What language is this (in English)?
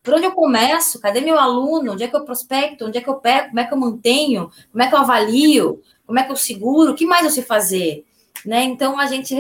Portuguese